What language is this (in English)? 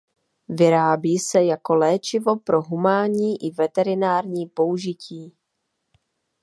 Czech